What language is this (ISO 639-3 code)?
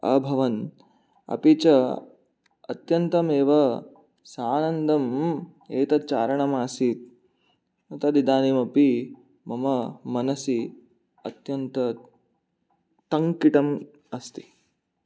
san